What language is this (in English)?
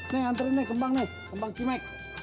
Indonesian